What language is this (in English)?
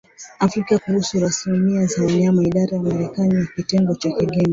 Swahili